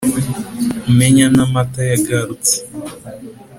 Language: Kinyarwanda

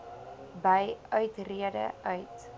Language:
Afrikaans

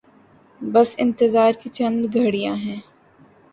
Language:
Urdu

